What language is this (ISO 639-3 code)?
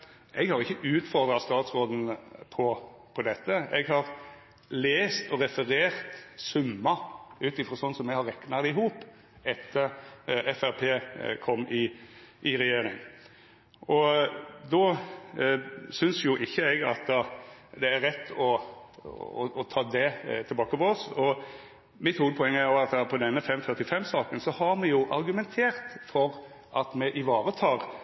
nor